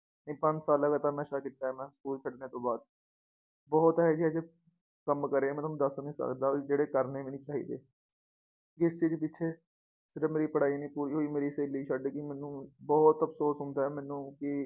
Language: Punjabi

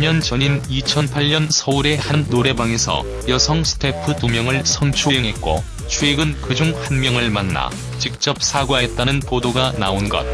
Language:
Korean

